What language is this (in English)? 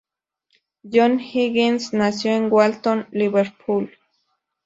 Spanish